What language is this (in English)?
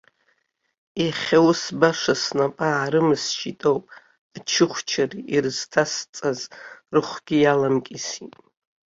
Abkhazian